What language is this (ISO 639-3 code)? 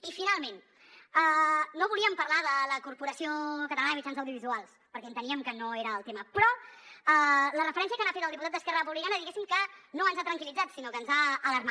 cat